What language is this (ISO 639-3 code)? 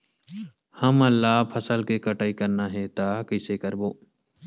hne